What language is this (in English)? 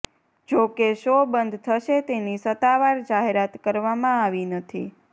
Gujarati